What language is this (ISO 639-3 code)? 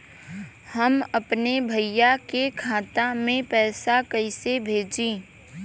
bho